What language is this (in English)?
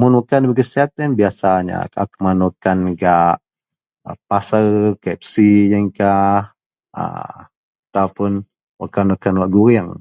Central Melanau